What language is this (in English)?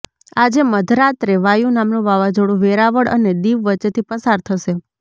Gujarati